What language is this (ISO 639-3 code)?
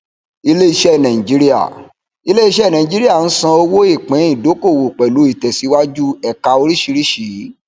yor